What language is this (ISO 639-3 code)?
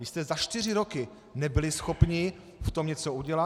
ces